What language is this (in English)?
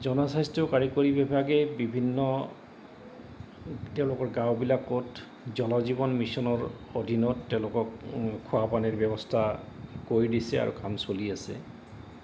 Assamese